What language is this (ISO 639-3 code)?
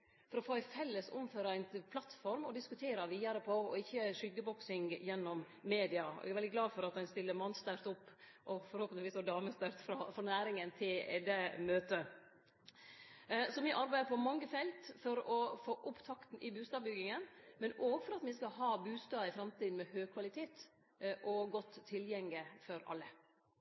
nno